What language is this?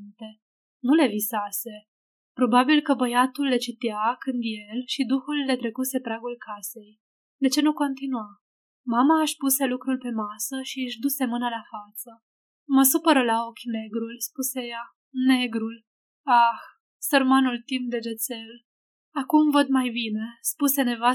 Romanian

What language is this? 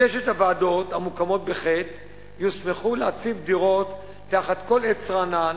Hebrew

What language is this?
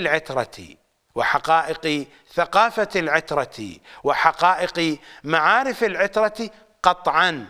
Arabic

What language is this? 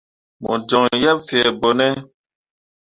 Mundang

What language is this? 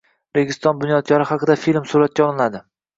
Uzbek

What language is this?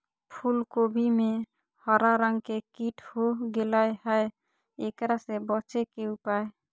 Magahi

